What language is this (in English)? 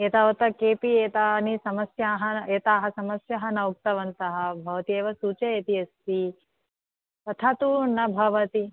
Sanskrit